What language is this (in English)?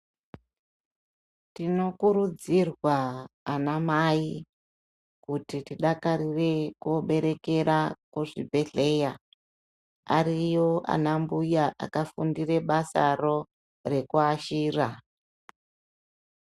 Ndau